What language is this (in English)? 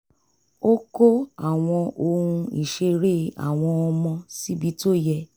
Yoruba